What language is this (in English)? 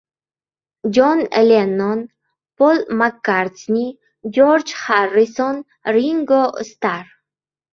Uzbek